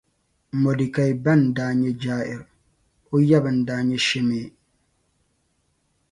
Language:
Dagbani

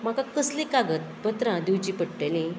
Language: Konkani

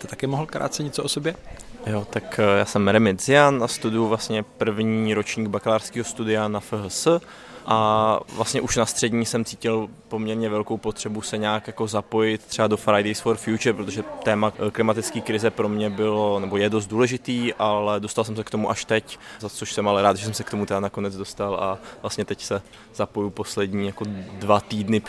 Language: Czech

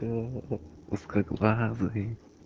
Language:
Russian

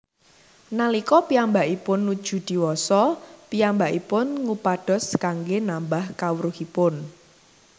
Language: Javanese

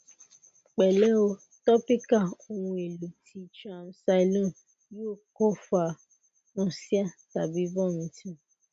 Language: Yoruba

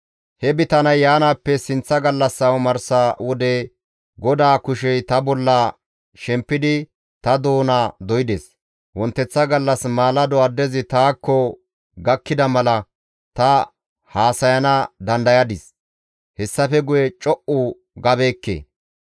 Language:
Gamo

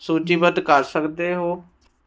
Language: Punjabi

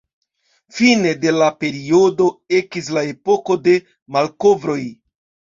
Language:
Esperanto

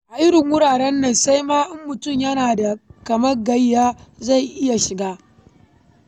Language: Hausa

